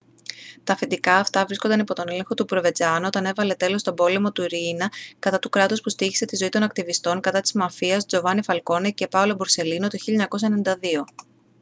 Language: Greek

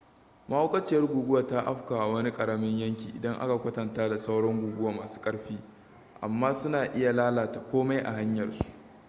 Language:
Hausa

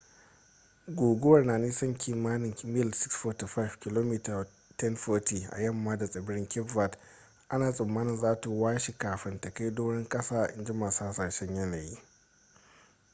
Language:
Hausa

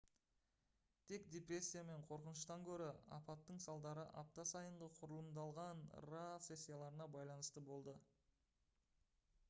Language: Kazakh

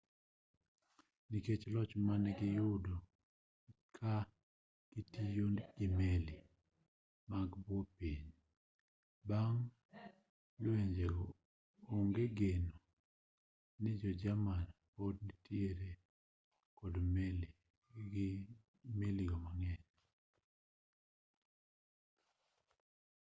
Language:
Luo (Kenya and Tanzania)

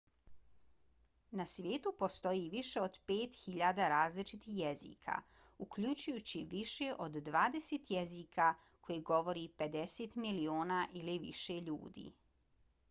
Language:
Bosnian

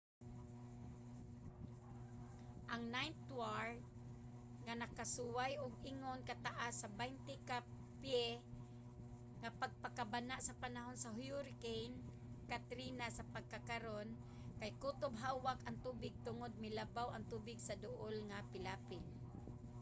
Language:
Cebuano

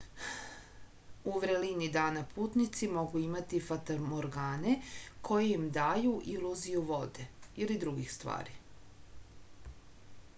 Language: Serbian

